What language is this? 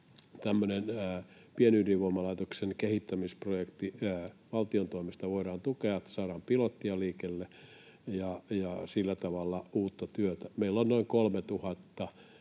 Finnish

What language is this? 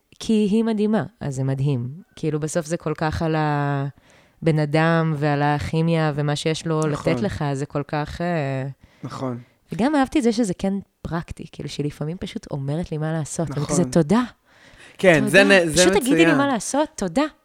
Hebrew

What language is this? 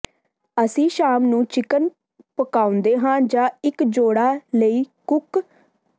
Punjabi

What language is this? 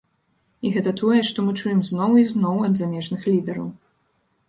Belarusian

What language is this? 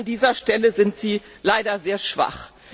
German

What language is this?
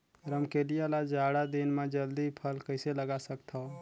Chhattisgarhi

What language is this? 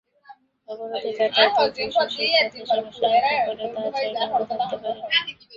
Bangla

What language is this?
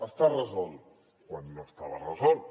Catalan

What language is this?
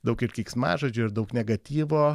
Lithuanian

